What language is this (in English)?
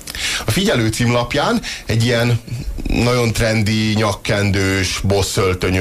Hungarian